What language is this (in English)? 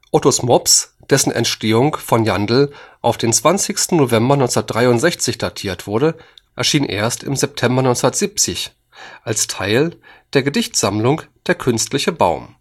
German